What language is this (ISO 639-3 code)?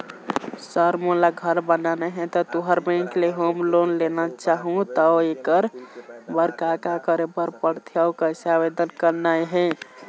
hne